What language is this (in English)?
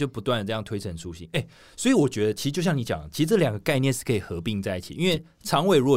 Chinese